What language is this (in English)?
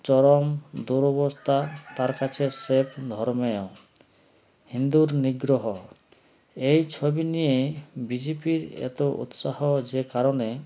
Bangla